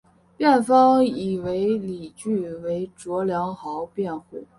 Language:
Chinese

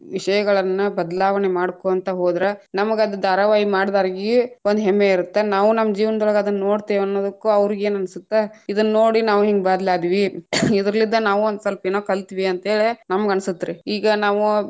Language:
Kannada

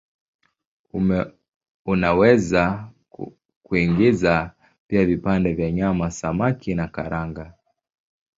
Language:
Swahili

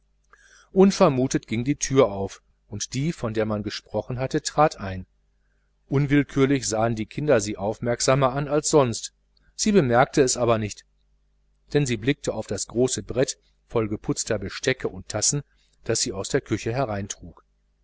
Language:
German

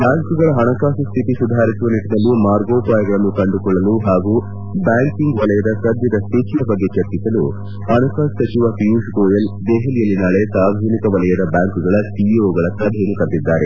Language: Kannada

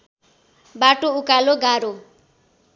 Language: Nepali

